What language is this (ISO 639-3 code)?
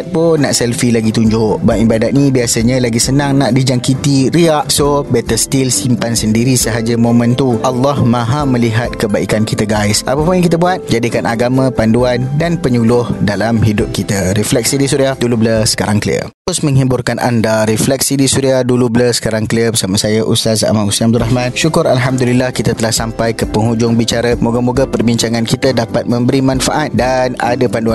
msa